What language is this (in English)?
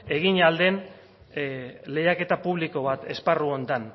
Basque